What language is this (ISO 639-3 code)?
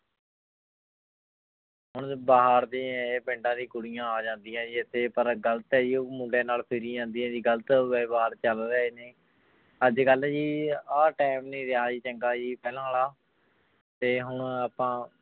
pan